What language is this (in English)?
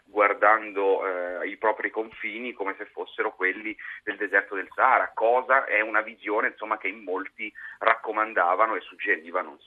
Italian